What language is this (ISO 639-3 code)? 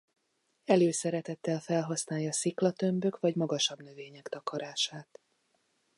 hun